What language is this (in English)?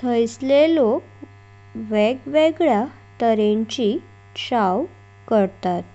Konkani